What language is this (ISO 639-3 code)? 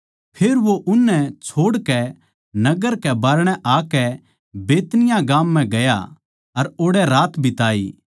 bgc